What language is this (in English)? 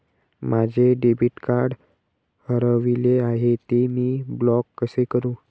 Marathi